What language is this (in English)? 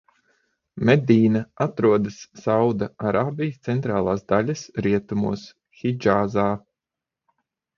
Latvian